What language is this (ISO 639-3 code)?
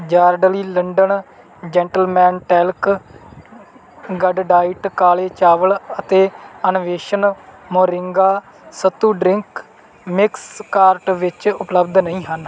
pan